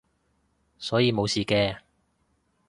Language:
Cantonese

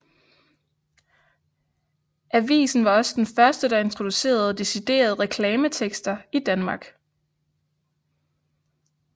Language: Danish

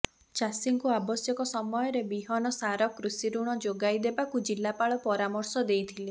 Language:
Odia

